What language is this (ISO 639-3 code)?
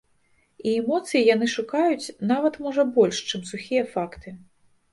bel